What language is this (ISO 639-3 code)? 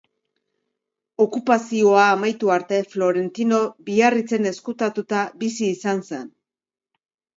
eus